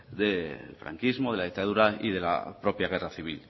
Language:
Spanish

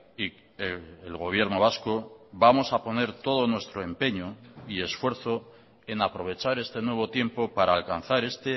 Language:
Spanish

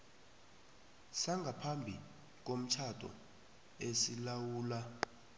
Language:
South Ndebele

